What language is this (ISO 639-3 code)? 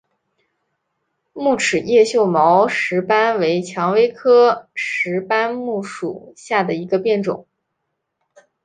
zho